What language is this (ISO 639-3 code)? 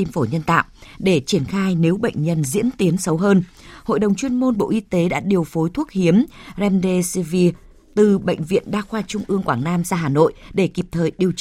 vie